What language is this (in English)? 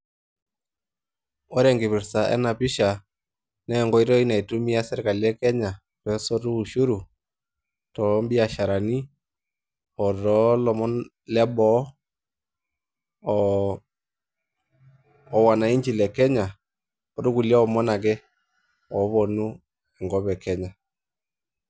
Masai